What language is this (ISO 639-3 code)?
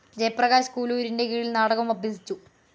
mal